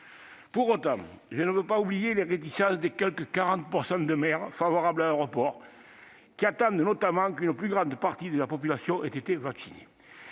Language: French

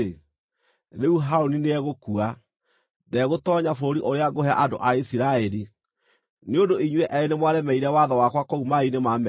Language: Kikuyu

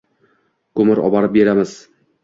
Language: Uzbek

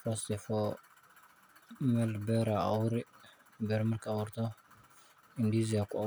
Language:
Somali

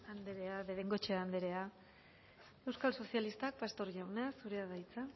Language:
Basque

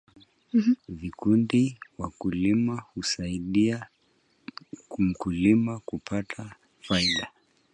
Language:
Swahili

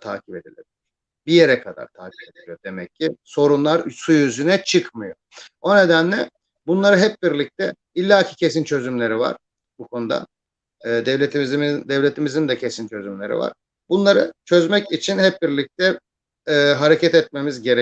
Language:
Turkish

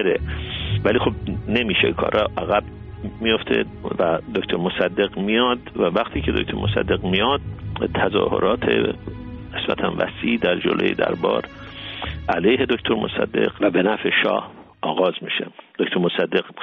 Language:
Persian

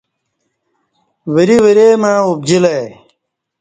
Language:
Kati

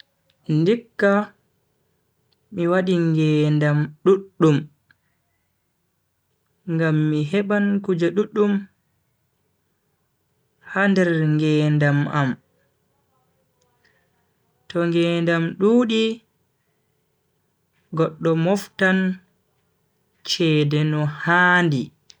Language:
Bagirmi Fulfulde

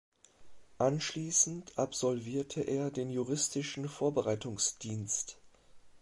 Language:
German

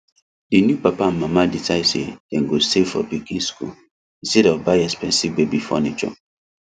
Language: Nigerian Pidgin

